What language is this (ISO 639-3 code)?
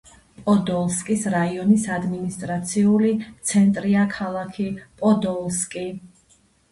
kat